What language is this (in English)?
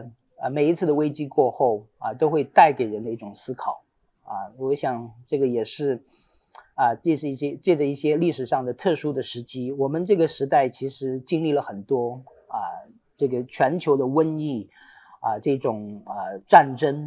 Chinese